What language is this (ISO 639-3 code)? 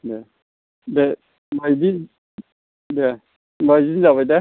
brx